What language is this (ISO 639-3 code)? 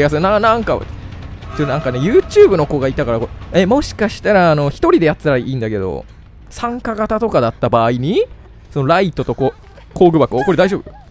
jpn